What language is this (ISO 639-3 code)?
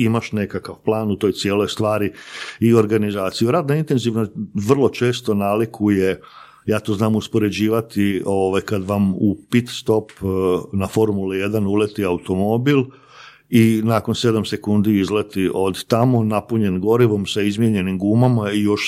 hrv